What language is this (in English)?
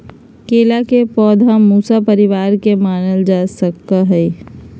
Magahi